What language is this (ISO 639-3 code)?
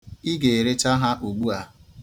ibo